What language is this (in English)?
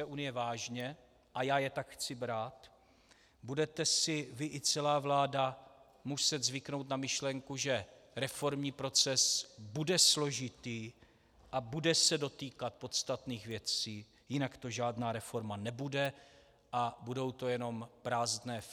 Czech